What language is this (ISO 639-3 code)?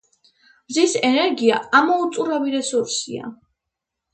kat